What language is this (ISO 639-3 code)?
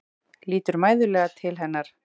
isl